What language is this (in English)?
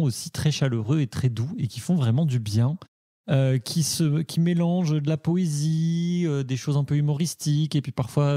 French